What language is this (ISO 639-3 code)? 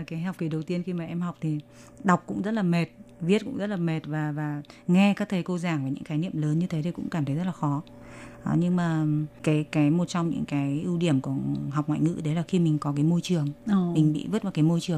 vie